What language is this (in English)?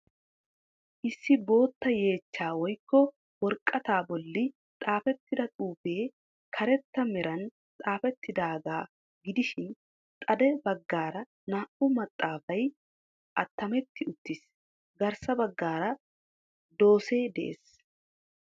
Wolaytta